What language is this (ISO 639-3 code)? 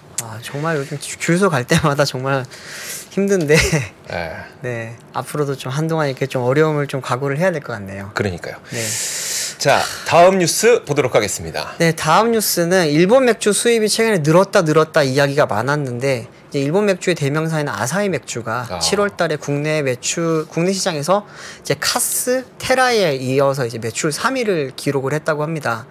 kor